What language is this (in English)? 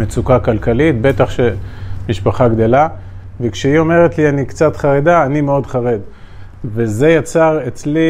Hebrew